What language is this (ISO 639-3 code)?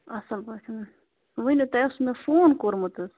kas